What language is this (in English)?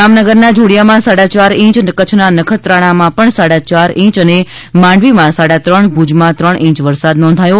Gujarati